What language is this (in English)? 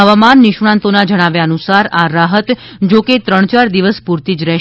Gujarati